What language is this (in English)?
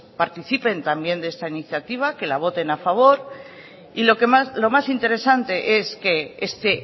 Spanish